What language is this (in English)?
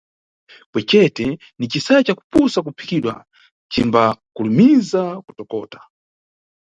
Nyungwe